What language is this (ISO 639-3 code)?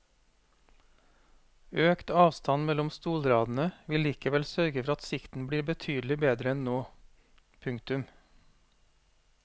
nor